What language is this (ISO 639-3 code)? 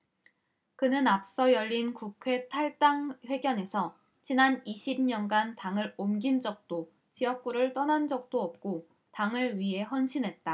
kor